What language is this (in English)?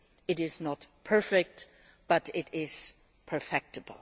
English